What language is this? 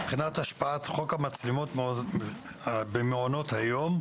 Hebrew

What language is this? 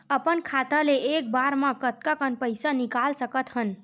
Chhattisgarhi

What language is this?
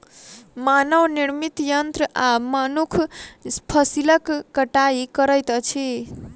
Maithili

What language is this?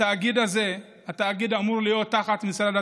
Hebrew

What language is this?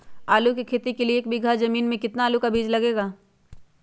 Magahi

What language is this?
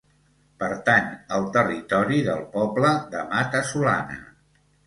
Catalan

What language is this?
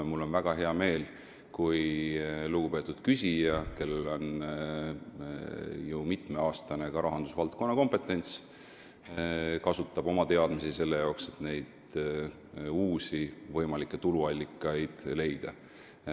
Estonian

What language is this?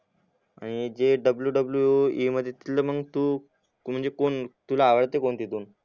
Marathi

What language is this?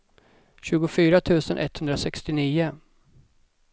Swedish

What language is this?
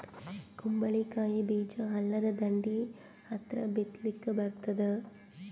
Kannada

